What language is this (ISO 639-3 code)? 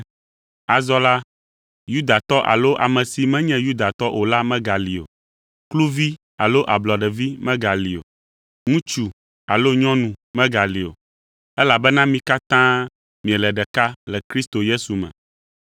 ewe